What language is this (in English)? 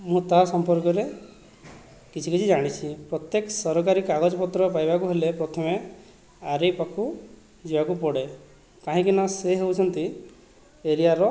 Odia